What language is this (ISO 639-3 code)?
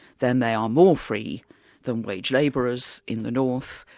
eng